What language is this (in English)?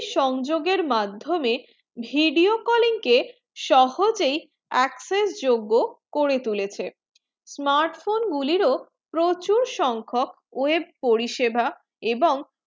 Bangla